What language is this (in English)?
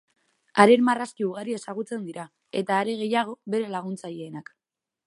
Basque